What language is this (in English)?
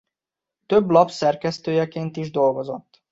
Hungarian